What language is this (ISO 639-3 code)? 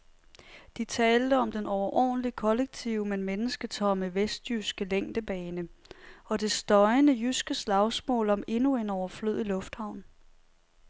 dan